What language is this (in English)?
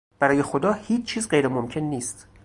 Persian